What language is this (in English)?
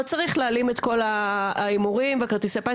Hebrew